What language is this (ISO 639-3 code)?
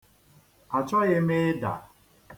ibo